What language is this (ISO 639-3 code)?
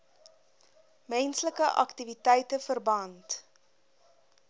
afr